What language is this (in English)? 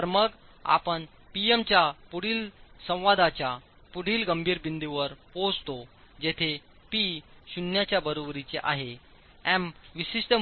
Marathi